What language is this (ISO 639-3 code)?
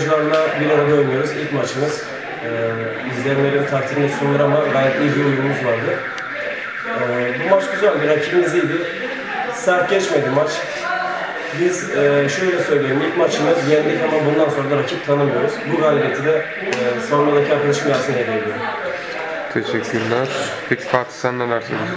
tur